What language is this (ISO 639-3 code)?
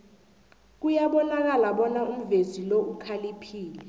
nbl